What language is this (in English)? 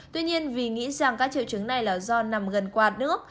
Vietnamese